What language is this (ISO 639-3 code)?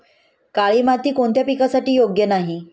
mar